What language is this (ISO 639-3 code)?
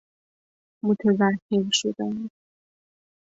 fas